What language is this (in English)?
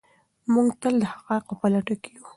Pashto